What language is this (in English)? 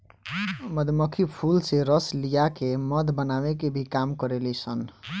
Bhojpuri